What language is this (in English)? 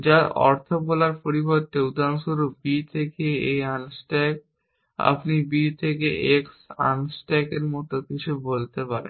Bangla